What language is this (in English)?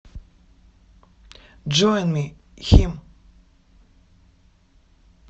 Russian